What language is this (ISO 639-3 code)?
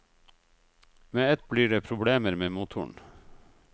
nor